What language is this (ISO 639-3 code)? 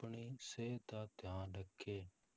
pan